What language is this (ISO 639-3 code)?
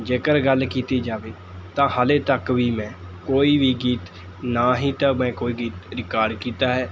pan